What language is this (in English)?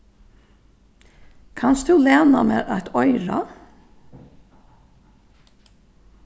Faroese